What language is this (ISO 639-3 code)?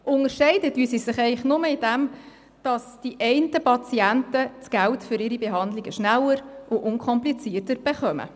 gsw